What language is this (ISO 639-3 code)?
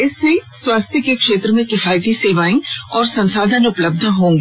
hin